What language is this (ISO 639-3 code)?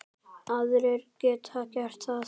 isl